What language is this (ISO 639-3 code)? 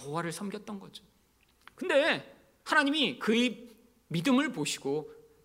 kor